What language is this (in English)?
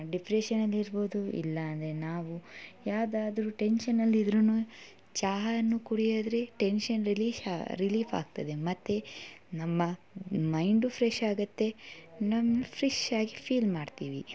Kannada